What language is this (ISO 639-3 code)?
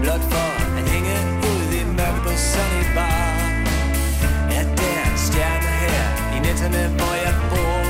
dan